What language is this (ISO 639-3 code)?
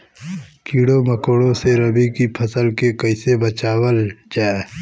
bho